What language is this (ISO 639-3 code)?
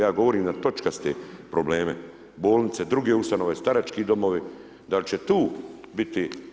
hrv